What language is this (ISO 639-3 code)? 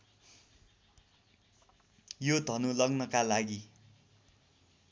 nep